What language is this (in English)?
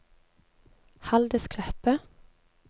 Norwegian